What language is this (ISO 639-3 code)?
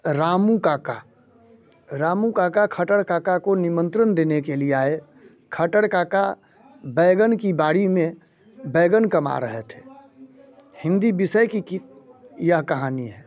hin